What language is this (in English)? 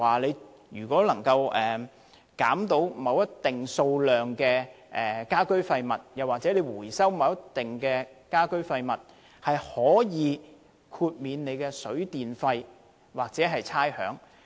Cantonese